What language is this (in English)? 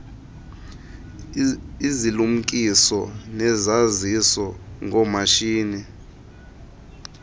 Xhosa